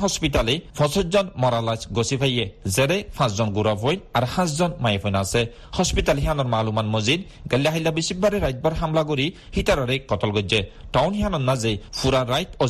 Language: Bangla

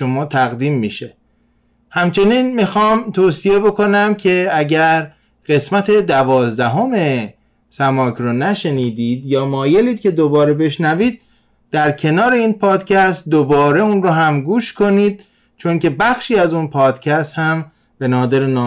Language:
Persian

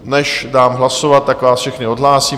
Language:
Czech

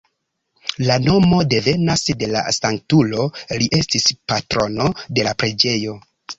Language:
Esperanto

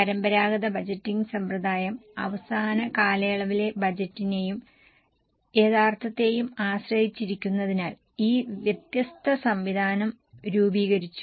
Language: Malayalam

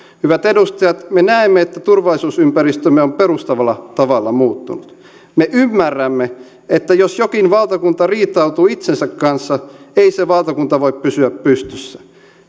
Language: Finnish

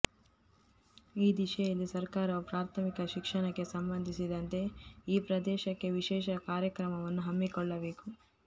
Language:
Kannada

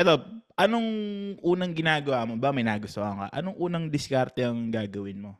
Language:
Filipino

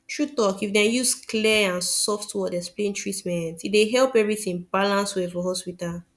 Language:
Nigerian Pidgin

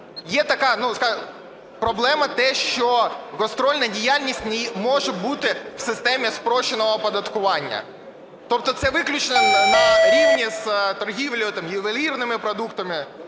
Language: Ukrainian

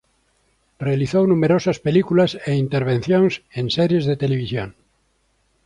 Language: Galician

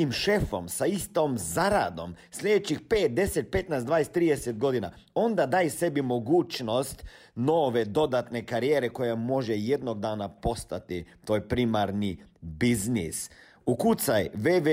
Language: Croatian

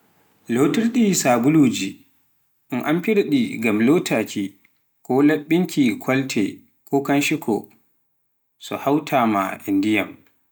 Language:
Pular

